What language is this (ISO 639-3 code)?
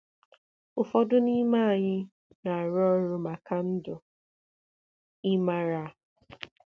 ibo